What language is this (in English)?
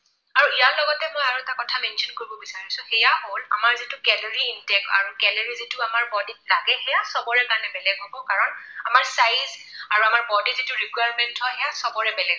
Assamese